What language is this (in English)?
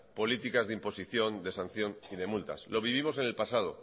Spanish